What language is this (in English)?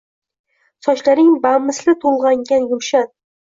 Uzbek